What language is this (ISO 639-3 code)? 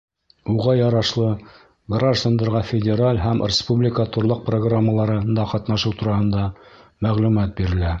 bak